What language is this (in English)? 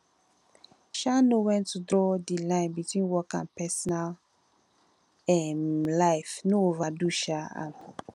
Nigerian Pidgin